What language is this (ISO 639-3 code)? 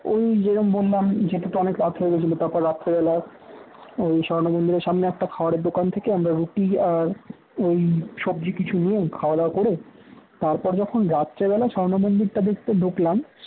ben